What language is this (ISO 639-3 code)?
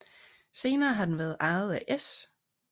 dan